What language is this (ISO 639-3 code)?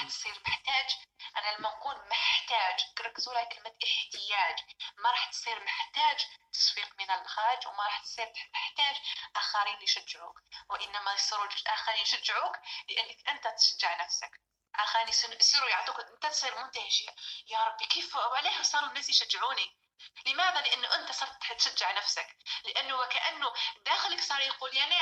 ara